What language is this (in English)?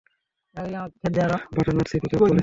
Bangla